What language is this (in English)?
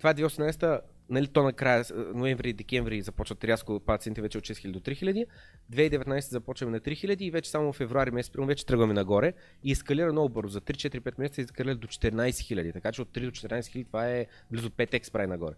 Bulgarian